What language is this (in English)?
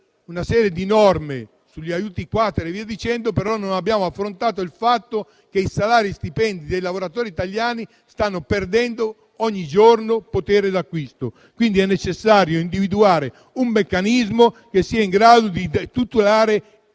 Italian